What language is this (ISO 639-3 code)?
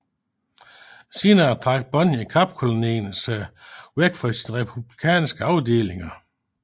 dan